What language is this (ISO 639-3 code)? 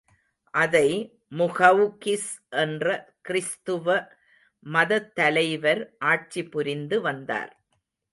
tam